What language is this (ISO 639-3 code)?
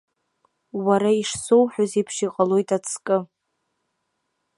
abk